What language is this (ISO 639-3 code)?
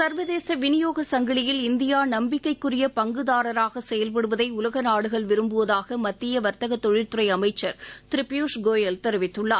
tam